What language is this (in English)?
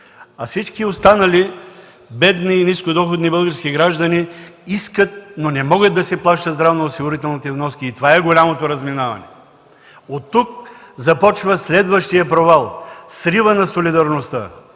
Bulgarian